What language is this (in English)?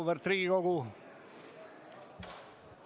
Estonian